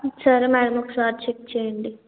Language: Telugu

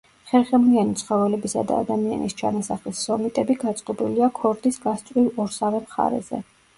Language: Georgian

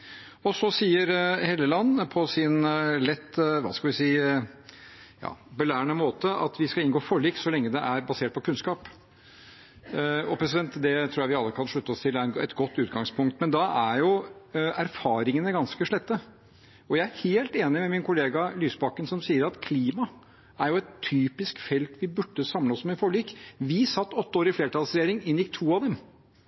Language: Norwegian Bokmål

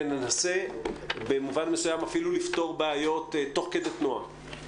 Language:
Hebrew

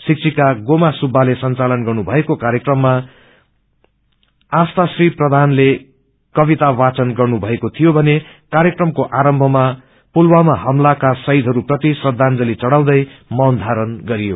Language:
Nepali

